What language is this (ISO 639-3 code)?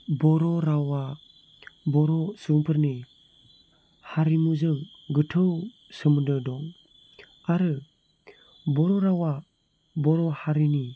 brx